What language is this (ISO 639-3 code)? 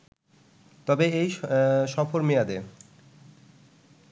ben